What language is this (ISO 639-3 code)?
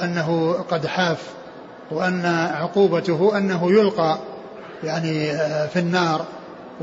ara